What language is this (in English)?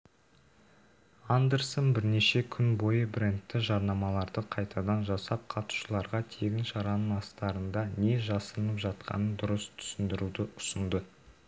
Kazakh